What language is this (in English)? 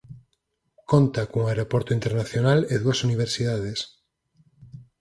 Galician